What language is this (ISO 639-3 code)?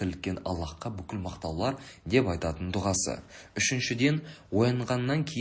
tur